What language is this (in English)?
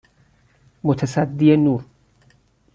Persian